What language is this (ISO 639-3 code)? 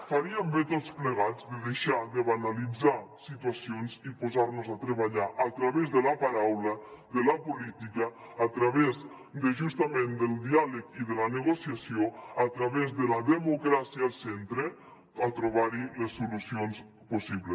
cat